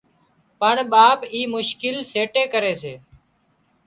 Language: Wadiyara Koli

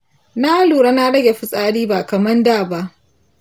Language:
Hausa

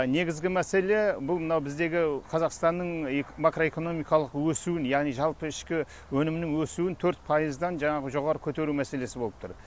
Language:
Kazakh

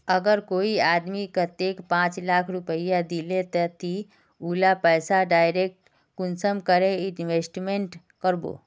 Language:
Magahi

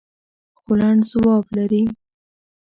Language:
Pashto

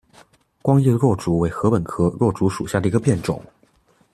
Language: Chinese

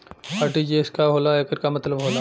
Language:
Bhojpuri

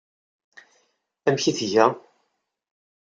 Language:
Kabyle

